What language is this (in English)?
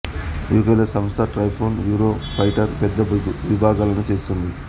Telugu